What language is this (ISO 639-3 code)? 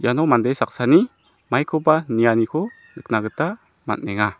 grt